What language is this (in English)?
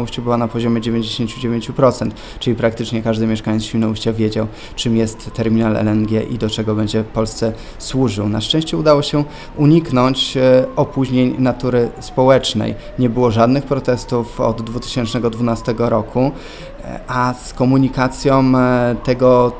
Polish